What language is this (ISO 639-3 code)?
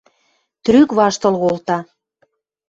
mrj